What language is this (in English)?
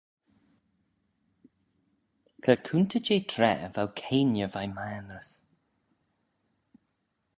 Manx